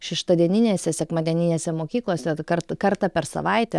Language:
Lithuanian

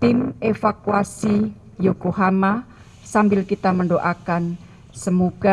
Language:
Indonesian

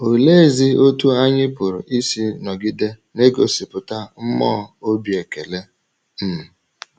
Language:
Igbo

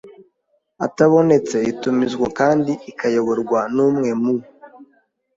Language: Kinyarwanda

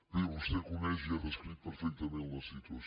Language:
Catalan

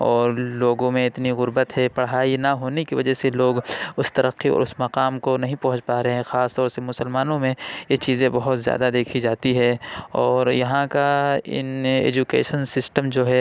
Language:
Urdu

